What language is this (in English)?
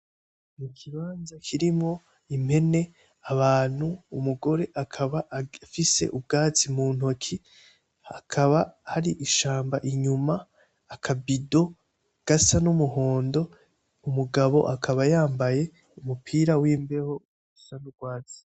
Rundi